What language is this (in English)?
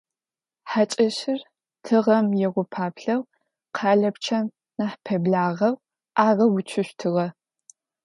Adyghe